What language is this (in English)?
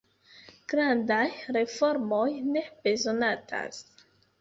Esperanto